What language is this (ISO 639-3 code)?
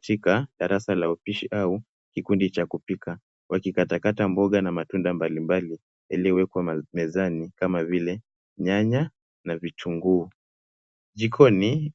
swa